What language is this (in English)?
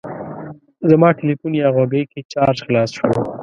Pashto